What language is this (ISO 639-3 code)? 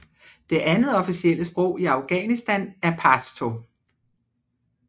dan